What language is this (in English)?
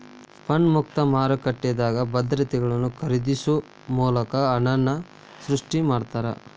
Kannada